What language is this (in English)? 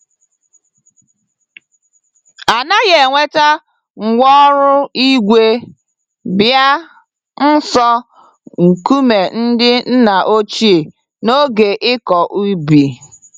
Igbo